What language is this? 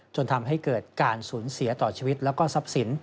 Thai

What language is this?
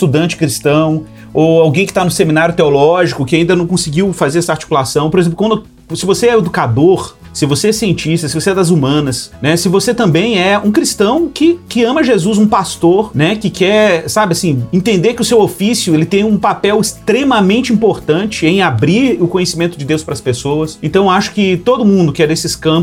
Portuguese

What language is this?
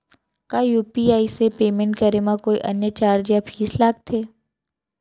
Chhattisgarhi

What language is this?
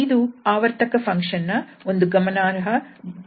Kannada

